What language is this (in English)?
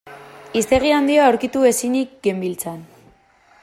Basque